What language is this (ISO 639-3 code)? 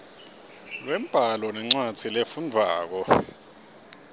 ssw